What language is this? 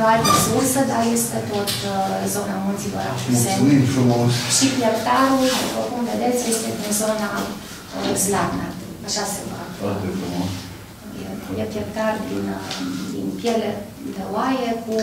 Romanian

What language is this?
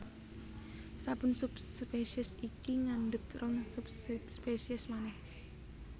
Javanese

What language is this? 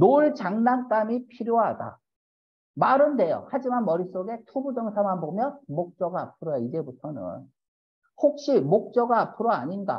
Korean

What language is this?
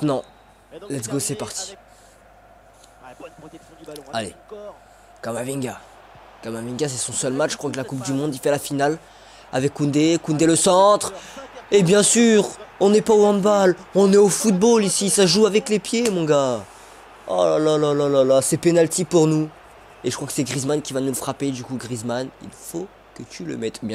French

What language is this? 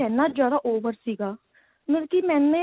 Punjabi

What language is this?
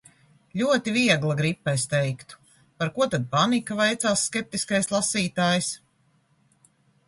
Latvian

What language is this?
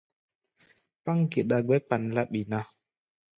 Gbaya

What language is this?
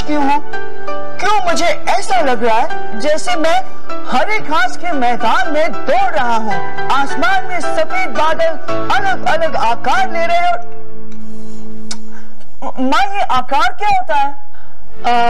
Hindi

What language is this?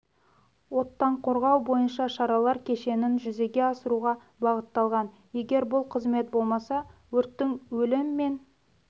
Kazakh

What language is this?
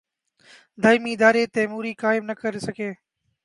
Urdu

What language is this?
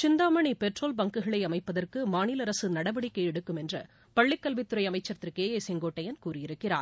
Tamil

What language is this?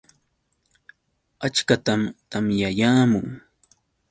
Yauyos Quechua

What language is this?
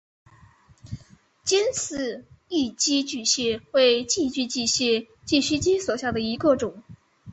Chinese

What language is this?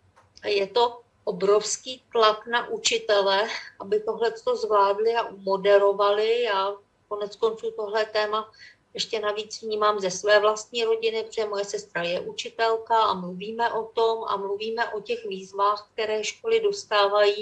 Czech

